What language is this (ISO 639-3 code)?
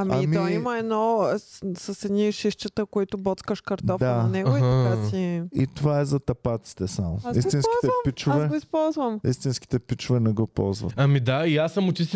bul